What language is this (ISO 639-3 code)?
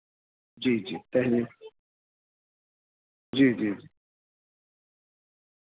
urd